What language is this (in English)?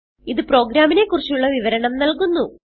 Malayalam